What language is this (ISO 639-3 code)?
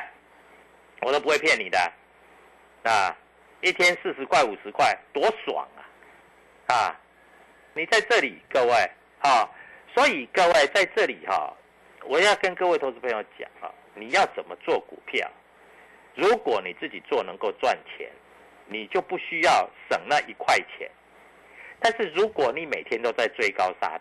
zho